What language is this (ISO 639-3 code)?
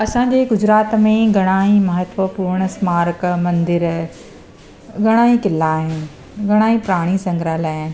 snd